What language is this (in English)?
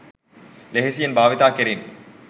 Sinhala